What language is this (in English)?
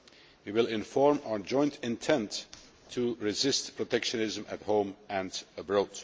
English